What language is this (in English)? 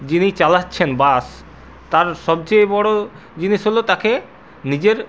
Bangla